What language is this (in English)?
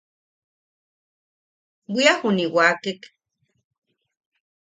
Yaqui